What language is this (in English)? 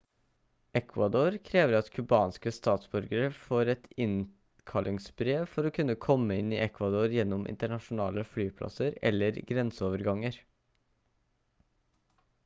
Norwegian Bokmål